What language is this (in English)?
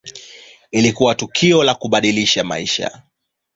Swahili